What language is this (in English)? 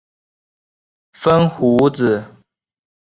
Chinese